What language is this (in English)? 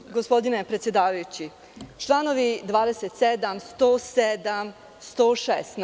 Serbian